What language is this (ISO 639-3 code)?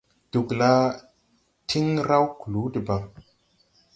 tui